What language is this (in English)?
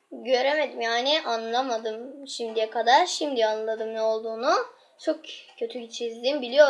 Turkish